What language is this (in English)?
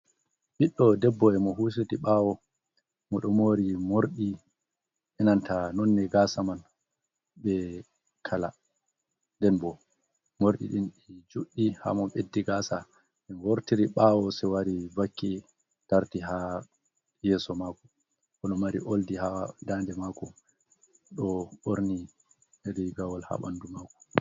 Fula